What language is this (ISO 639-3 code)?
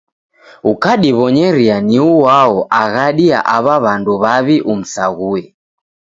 dav